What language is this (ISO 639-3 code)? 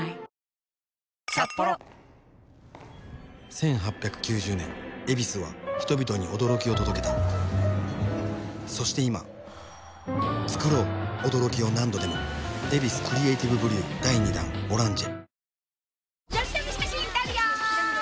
jpn